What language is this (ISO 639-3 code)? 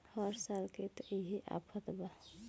bho